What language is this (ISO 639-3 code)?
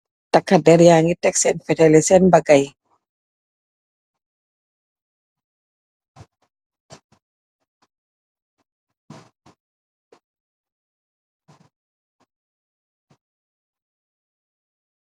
wol